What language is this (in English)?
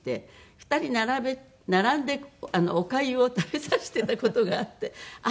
Japanese